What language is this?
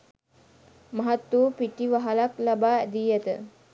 Sinhala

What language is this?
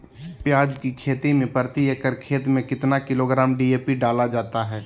Magahi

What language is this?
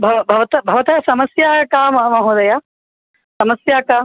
Sanskrit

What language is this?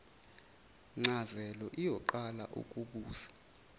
Zulu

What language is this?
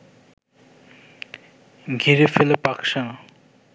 Bangla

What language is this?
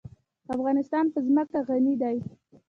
Pashto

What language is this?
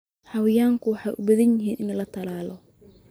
Somali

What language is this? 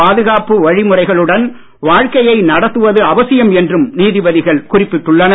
Tamil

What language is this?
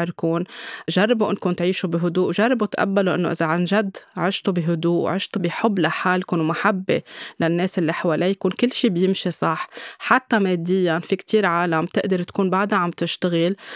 Arabic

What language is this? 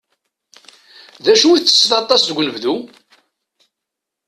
Kabyle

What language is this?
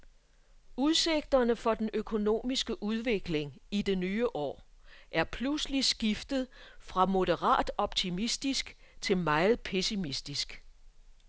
Danish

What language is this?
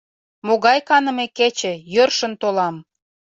Mari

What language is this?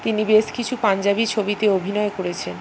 Bangla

